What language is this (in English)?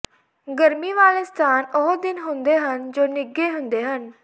Punjabi